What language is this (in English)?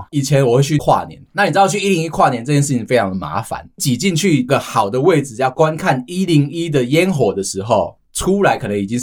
Chinese